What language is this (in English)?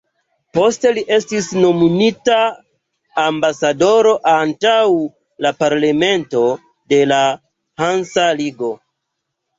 Esperanto